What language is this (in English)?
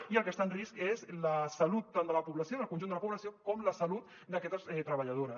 Catalan